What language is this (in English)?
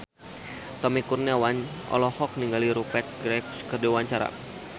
Sundanese